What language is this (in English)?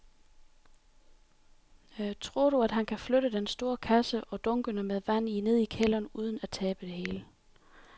Danish